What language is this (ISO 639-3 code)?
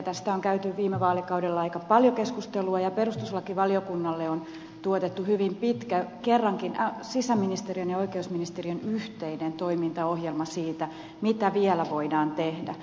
fin